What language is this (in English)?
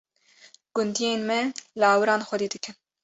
Kurdish